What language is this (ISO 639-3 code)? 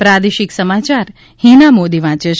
guj